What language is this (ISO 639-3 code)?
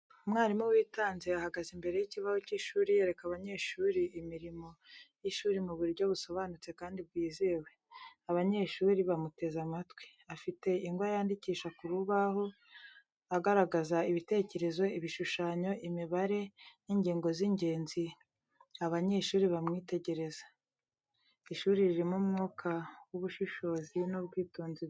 kin